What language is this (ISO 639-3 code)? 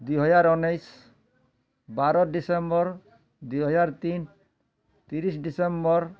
ori